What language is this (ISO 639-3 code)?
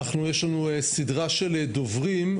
heb